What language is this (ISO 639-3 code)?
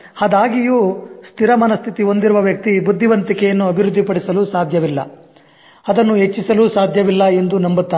kan